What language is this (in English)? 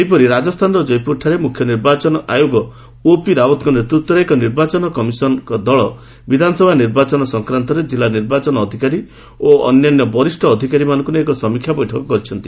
Odia